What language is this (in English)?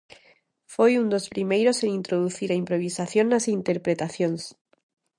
Galician